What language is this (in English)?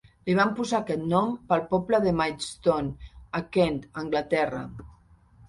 Catalan